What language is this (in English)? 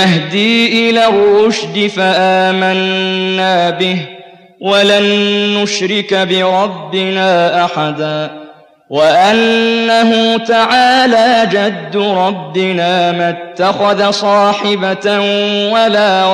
Arabic